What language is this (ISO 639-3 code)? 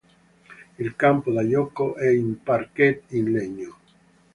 ita